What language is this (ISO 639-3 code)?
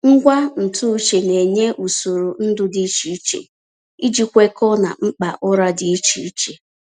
ibo